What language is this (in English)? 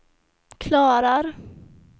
Swedish